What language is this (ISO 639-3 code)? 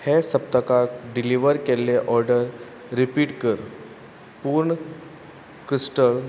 kok